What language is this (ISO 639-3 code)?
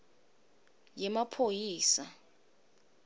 ssw